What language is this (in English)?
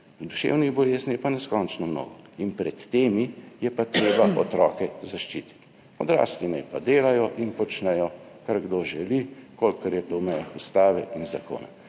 Slovenian